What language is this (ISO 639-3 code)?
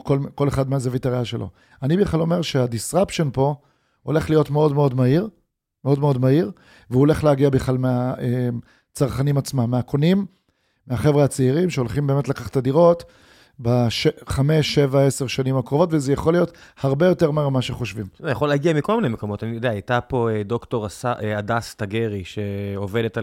heb